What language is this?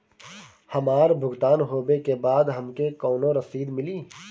Bhojpuri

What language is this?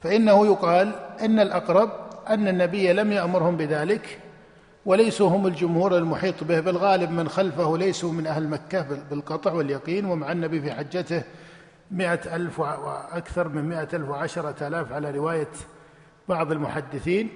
Arabic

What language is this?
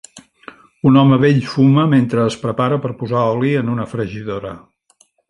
Catalan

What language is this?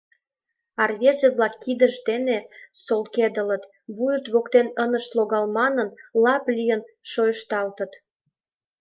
Mari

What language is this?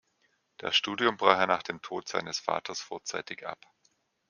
German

